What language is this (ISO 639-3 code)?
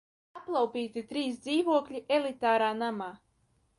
lav